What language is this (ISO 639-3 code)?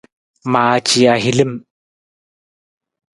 nmz